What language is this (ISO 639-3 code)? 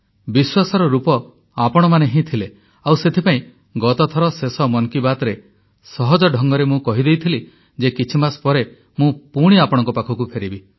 ori